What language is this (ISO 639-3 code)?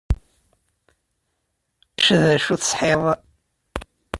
kab